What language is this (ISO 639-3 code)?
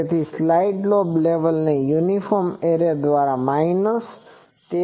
guj